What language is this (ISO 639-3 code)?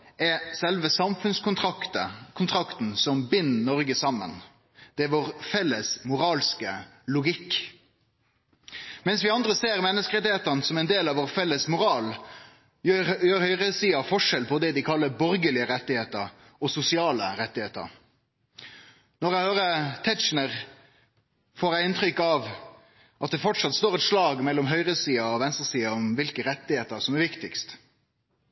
nno